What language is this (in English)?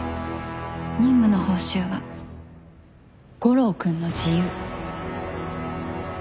Japanese